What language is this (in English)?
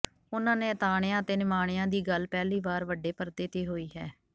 Punjabi